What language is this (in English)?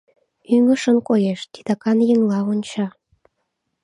Mari